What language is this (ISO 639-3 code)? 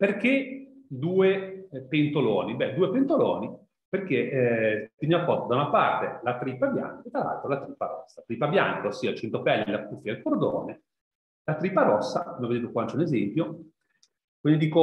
ita